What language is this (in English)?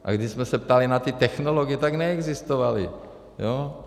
Czech